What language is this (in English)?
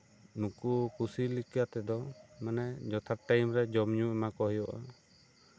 Santali